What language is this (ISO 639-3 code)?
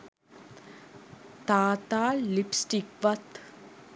sin